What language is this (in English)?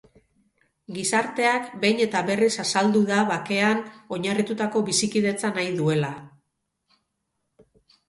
Basque